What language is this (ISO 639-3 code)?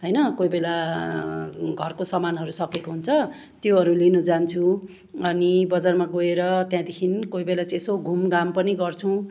nep